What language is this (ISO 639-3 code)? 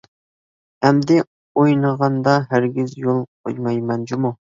uig